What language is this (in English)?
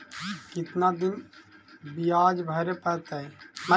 Magahi